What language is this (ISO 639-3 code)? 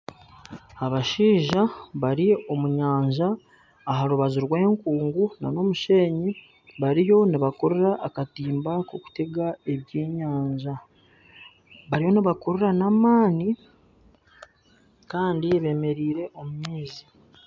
nyn